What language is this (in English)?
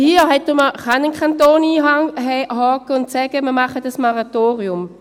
Swiss German